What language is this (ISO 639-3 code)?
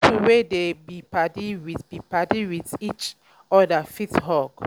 pcm